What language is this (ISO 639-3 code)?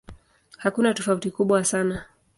swa